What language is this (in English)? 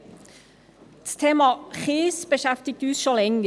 Swiss German